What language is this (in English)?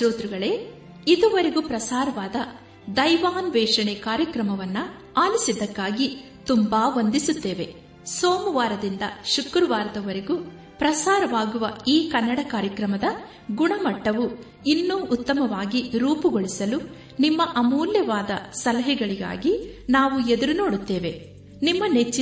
Kannada